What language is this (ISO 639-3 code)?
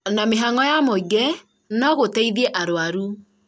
kik